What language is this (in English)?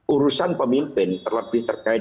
Indonesian